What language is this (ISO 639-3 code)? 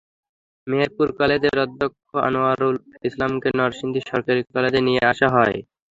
ben